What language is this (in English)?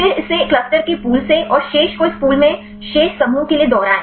Hindi